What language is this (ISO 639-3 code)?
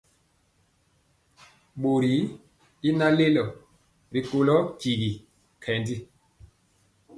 mcx